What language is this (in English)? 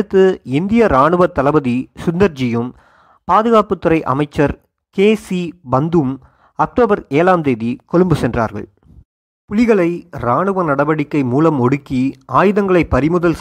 Tamil